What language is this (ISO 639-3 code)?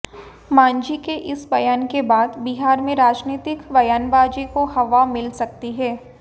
hin